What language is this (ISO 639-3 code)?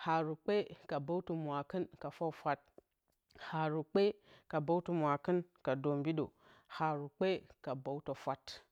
bcy